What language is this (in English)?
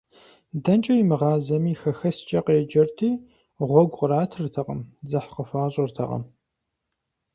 Kabardian